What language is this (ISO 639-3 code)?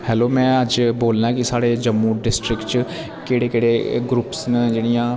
doi